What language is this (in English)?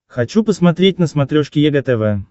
Russian